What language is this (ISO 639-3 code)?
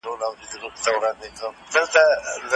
pus